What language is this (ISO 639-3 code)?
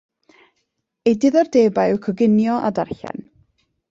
cym